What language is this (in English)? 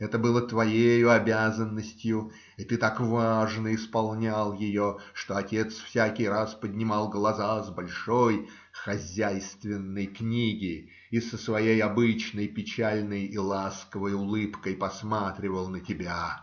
Russian